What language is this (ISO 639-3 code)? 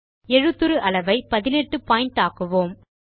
tam